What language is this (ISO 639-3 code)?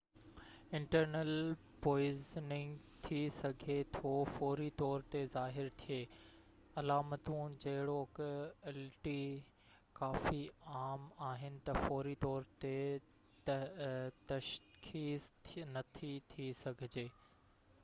snd